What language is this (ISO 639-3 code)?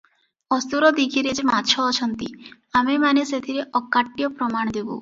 ori